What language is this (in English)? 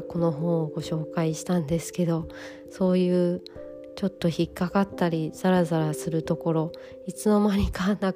Japanese